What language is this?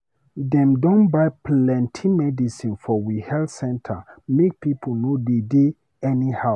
Nigerian Pidgin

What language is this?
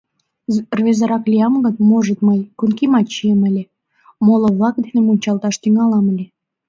Mari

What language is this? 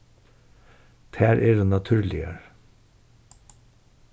Faroese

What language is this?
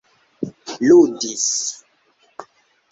Esperanto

